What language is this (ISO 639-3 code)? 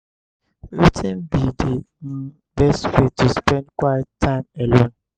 pcm